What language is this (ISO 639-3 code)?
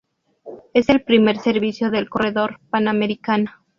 spa